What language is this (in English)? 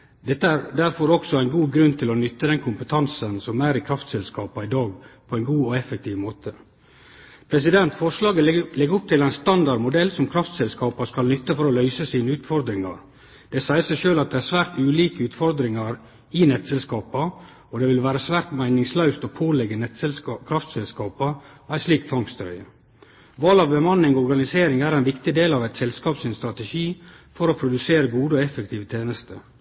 Norwegian Nynorsk